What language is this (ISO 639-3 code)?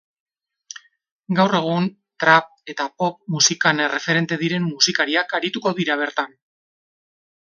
eus